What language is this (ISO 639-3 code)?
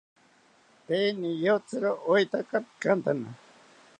cpy